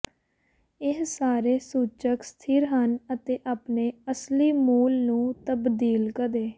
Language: Punjabi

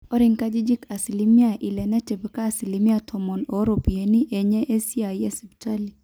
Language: Masai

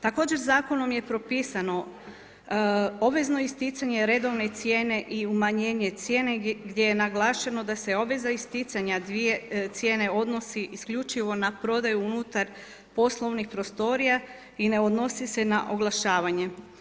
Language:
Croatian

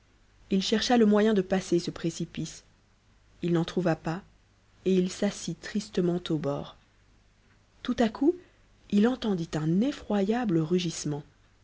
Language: French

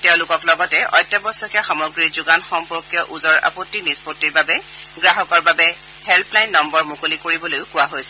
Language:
Assamese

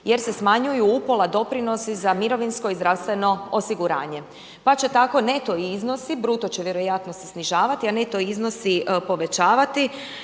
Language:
Croatian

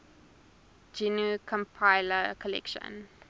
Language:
English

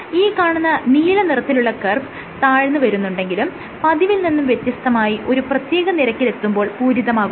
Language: Malayalam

